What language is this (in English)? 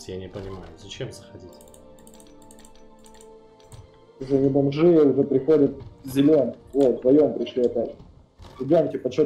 Russian